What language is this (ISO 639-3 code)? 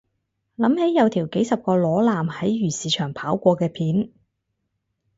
yue